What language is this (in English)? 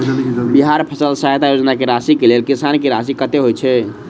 Maithili